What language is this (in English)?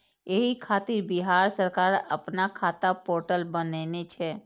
Maithili